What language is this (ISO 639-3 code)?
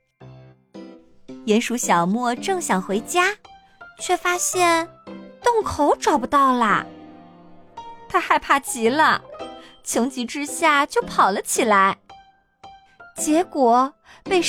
zho